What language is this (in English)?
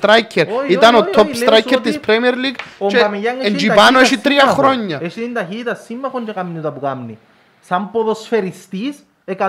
Greek